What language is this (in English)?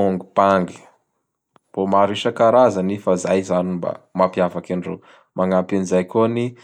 Bara Malagasy